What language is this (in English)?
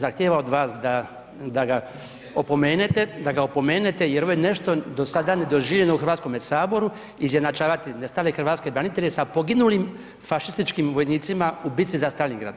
Croatian